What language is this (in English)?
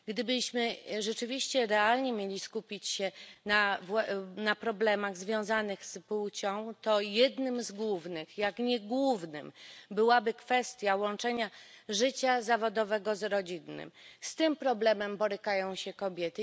Polish